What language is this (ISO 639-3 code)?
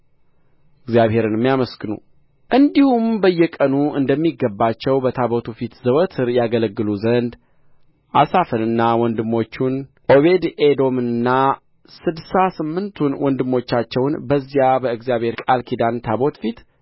amh